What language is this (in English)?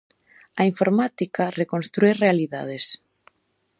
Galician